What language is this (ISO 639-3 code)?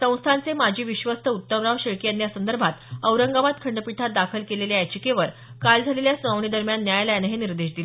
mar